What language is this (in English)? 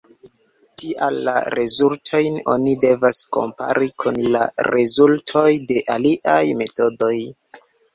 Esperanto